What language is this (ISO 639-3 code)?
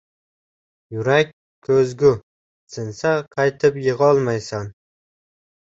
uzb